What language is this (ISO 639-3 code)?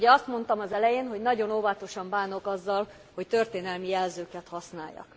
hun